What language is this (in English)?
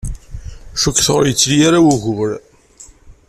Kabyle